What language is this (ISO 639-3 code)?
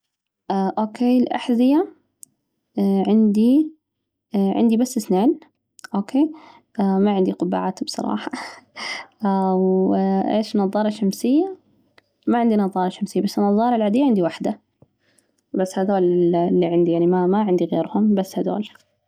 ars